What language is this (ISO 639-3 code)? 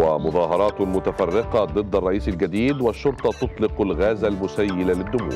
ara